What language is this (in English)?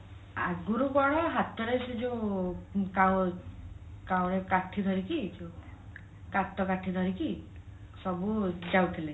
Odia